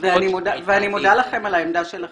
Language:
Hebrew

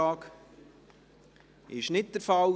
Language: Swiss German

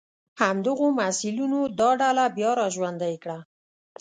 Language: Pashto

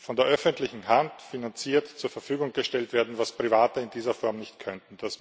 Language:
German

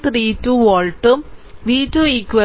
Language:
Malayalam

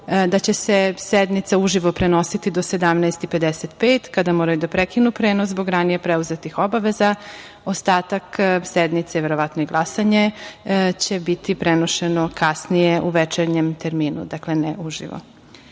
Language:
Serbian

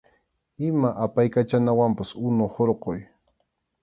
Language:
Arequipa-La Unión Quechua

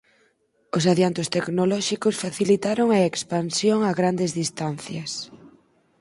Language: Galician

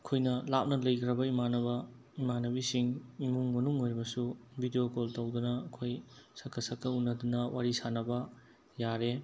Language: Manipuri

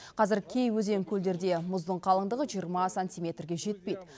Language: Kazakh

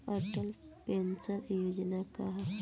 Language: Bhojpuri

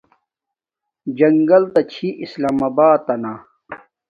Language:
Domaaki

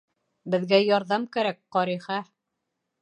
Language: Bashkir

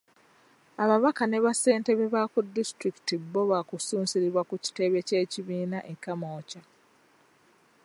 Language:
Ganda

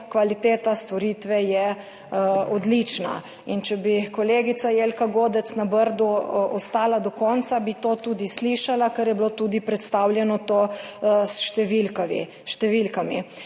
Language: Slovenian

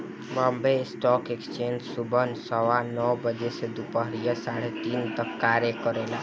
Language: Bhojpuri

